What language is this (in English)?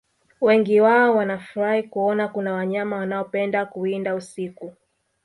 Swahili